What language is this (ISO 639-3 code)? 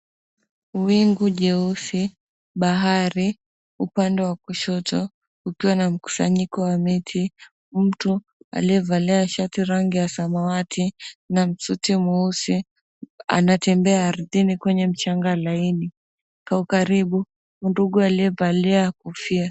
swa